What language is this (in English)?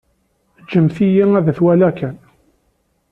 Kabyle